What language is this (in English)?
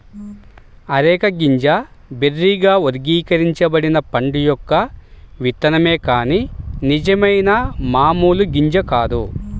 Telugu